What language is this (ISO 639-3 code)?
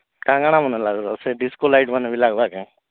ori